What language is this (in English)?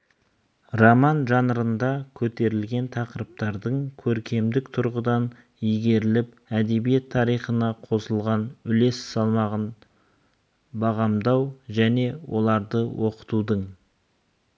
Kazakh